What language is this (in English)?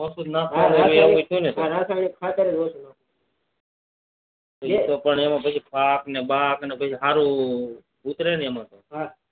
Gujarati